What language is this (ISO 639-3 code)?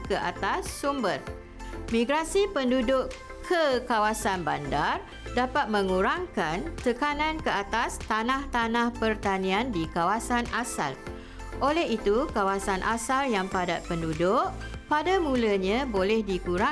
msa